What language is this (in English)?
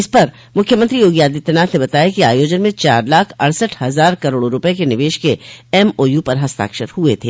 Hindi